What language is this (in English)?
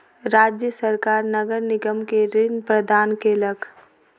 Maithili